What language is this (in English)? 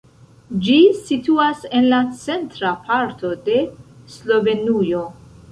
Esperanto